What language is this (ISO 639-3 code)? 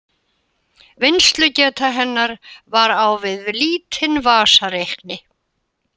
isl